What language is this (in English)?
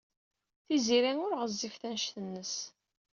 Kabyle